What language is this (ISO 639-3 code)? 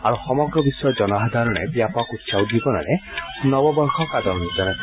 asm